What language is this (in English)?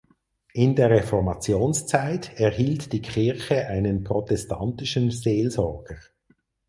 German